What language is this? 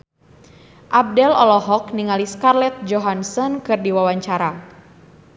Sundanese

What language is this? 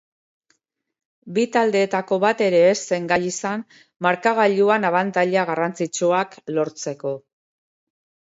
Basque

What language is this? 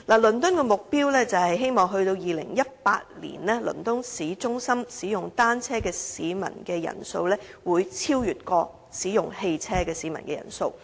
Cantonese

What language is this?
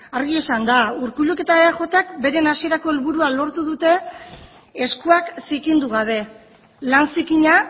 Basque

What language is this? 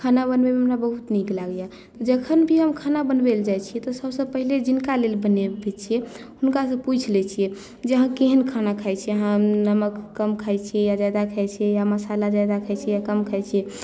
Maithili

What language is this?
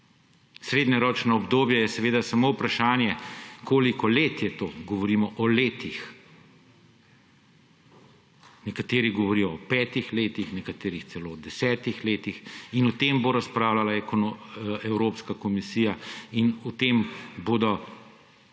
Slovenian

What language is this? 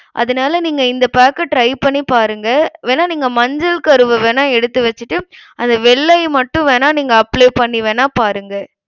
Tamil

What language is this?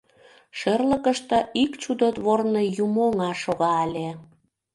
Mari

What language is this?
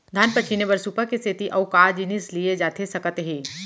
Chhattisgarhi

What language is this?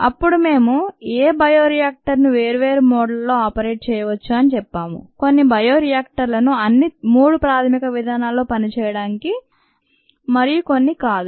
Telugu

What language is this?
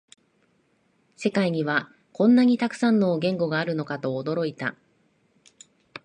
Japanese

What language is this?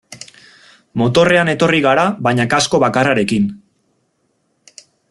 Basque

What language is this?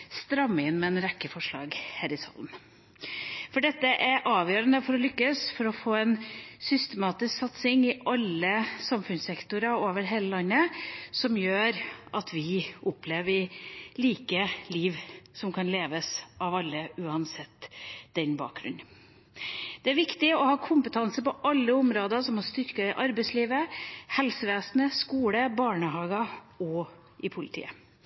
Norwegian Bokmål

